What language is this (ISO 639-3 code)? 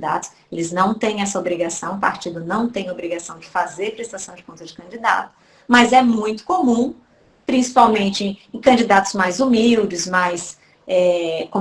por